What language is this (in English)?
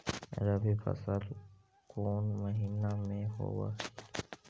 Magahi